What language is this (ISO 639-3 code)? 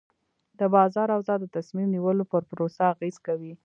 pus